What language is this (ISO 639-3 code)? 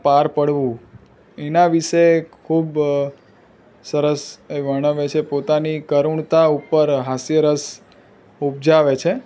guj